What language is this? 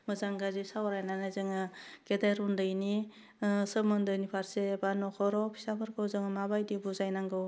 Bodo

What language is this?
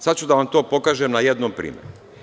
Serbian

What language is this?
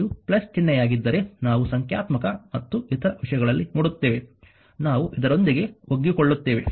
Kannada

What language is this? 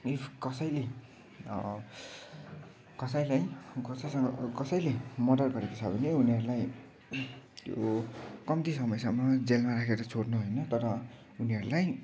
Nepali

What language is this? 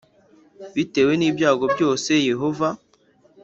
Kinyarwanda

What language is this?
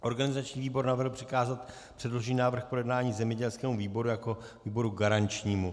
Czech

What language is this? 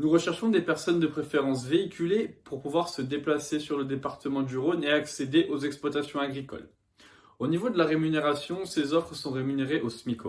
French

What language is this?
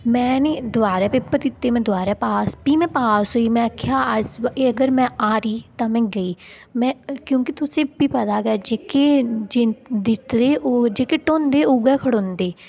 Dogri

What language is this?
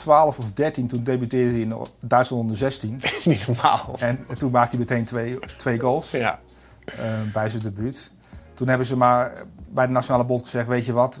Dutch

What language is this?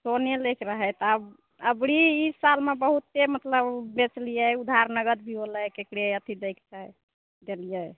Maithili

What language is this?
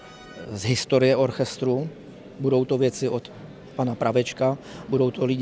Czech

